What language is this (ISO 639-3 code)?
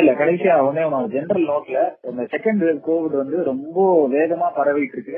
tam